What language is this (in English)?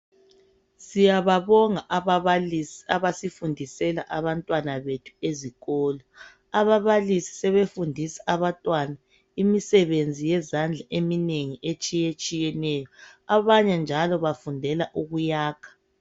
North Ndebele